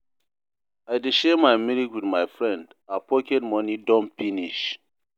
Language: Nigerian Pidgin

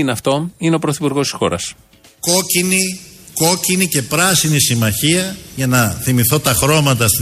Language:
Greek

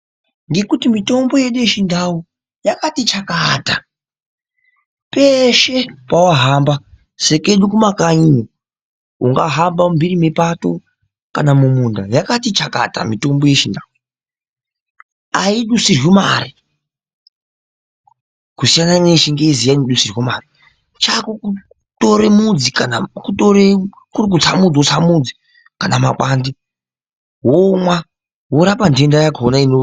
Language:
Ndau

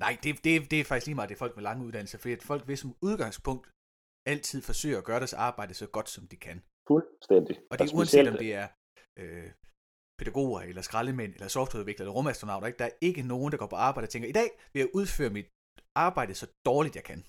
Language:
Danish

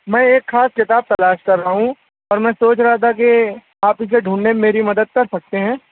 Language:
Urdu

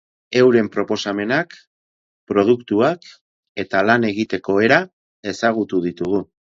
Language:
Basque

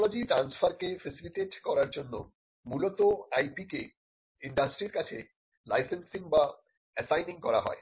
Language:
Bangla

